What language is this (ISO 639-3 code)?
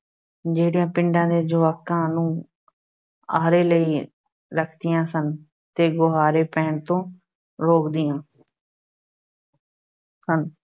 pan